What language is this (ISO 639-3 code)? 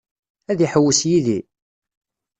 kab